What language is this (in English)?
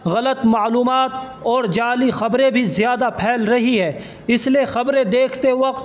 Urdu